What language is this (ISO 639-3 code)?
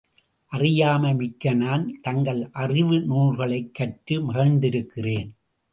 tam